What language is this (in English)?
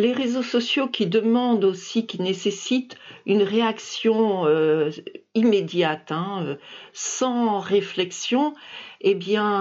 French